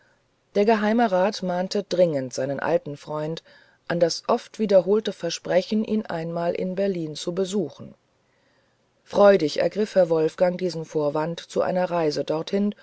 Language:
German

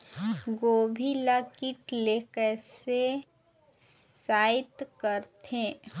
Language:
Chhattisgarhi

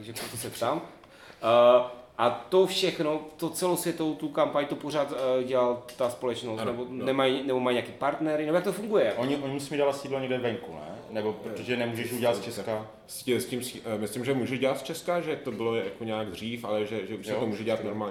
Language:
Czech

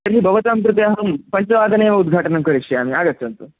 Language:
Sanskrit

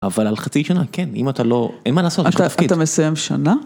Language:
Hebrew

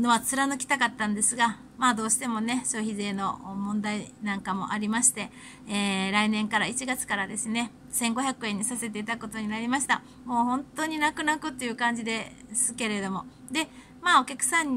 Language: Japanese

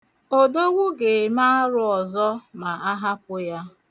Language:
Igbo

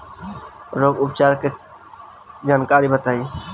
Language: Bhojpuri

